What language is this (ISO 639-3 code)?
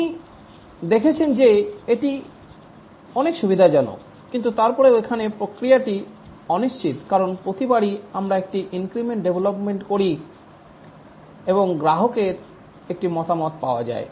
ben